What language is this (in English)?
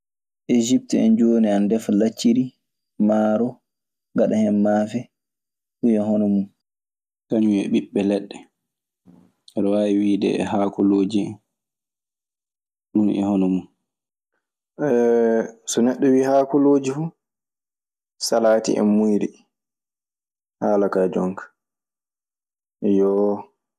Maasina Fulfulde